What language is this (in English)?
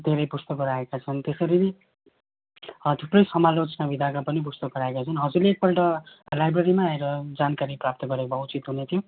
Nepali